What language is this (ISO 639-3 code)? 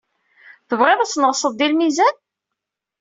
kab